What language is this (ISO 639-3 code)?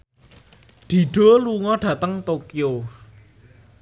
jav